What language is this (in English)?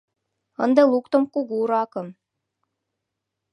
Mari